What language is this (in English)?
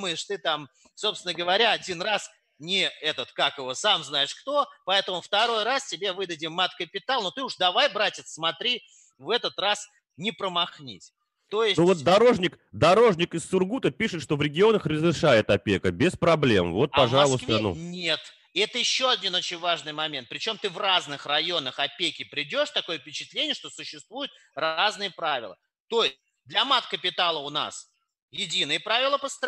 Russian